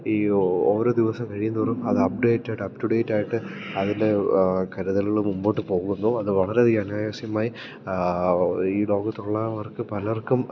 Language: Malayalam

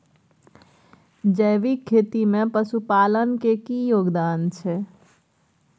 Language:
Maithili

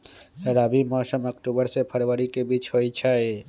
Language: Magahi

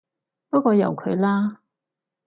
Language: Cantonese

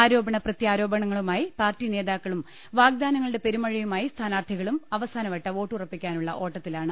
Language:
Malayalam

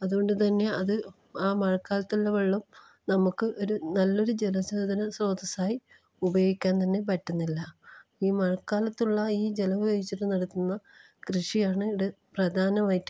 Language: Malayalam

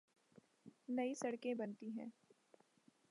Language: Urdu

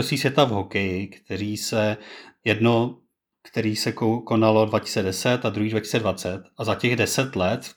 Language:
Czech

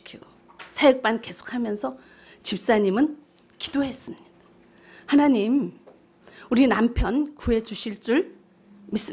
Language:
Korean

